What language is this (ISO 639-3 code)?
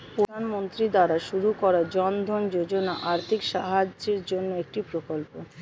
ben